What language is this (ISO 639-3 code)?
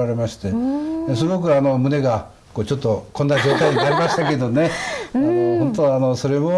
jpn